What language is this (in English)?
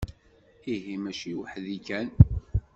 Kabyle